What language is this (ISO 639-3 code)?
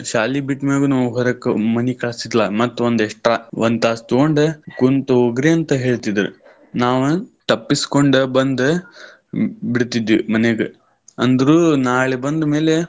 kan